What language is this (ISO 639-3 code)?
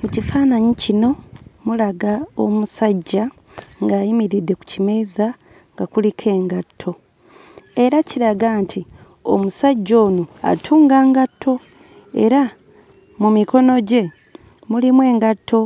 lug